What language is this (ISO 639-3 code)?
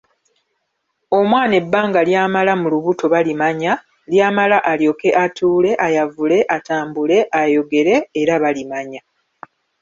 lug